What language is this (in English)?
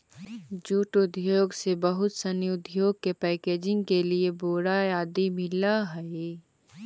Magahi